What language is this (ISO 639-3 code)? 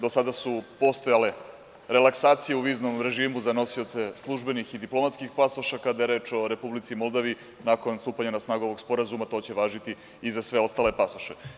srp